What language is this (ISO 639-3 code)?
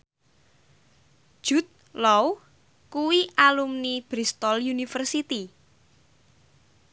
jav